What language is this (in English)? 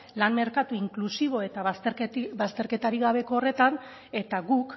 Basque